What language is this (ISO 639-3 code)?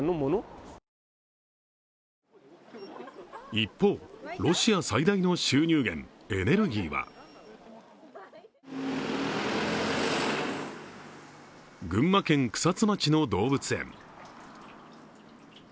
jpn